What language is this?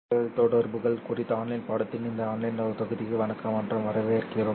Tamil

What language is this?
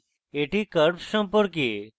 Bangla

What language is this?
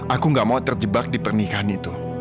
Indonesian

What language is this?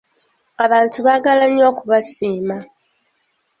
Ganda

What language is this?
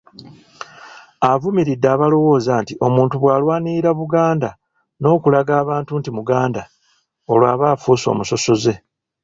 Ganda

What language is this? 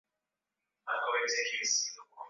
Swahili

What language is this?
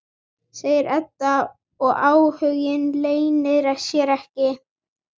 Icelandic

